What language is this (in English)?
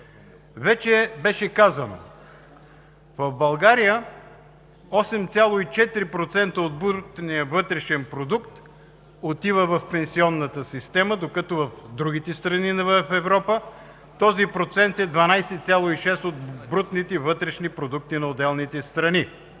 Bulgarian